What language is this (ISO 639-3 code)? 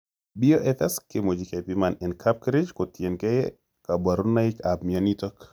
kln